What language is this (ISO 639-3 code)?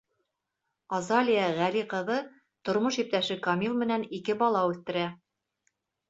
bak